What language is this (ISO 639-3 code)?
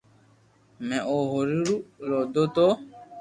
lrk